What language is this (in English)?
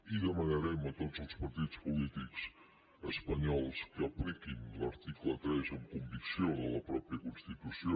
Catalan